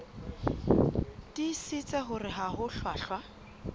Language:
Southern Sotho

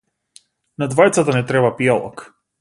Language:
Macedonian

